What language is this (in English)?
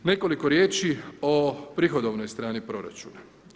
Croatian